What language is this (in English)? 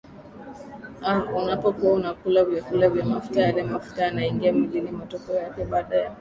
Swahili